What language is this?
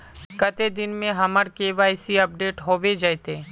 Magahi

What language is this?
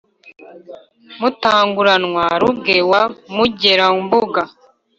Kinyarwanda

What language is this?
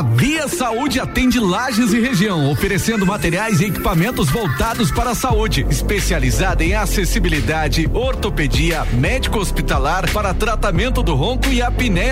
Portuguese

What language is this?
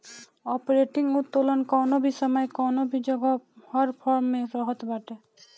Bhojpuri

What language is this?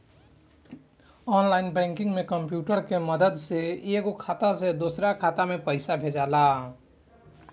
Bhojpuri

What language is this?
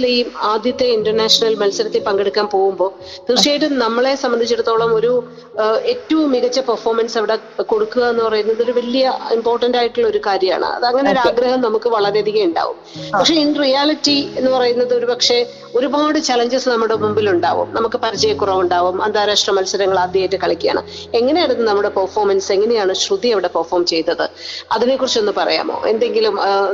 Malayalam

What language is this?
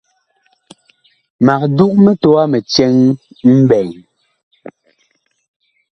Bakoko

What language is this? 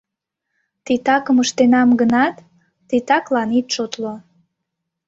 Mari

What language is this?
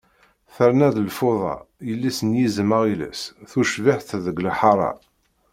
Kabyle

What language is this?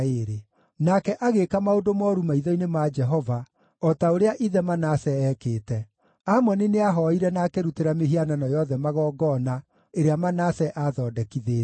Kikuyu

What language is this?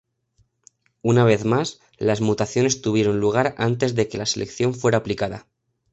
Spanish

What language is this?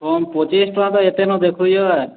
Odia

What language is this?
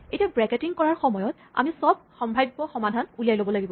Assamese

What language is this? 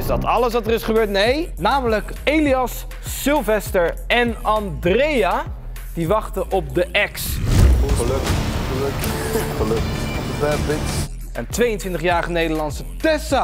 Dutch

